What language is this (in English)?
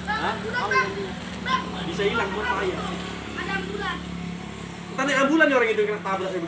Indonesian